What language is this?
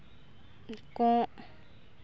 Santali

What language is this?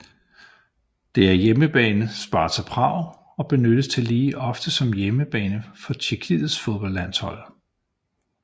Danish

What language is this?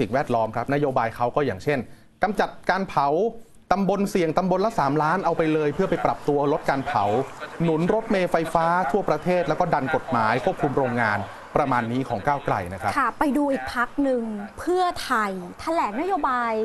Thai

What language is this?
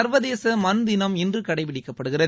Tamil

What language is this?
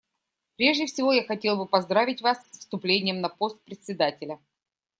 Russian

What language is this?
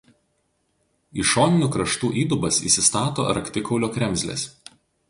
Lithuanian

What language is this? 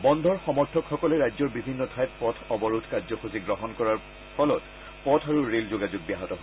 Assamese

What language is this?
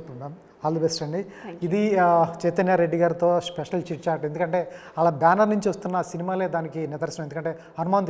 Telugu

